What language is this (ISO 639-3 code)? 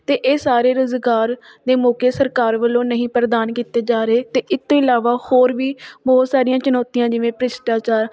pan